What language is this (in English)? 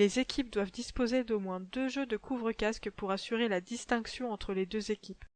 French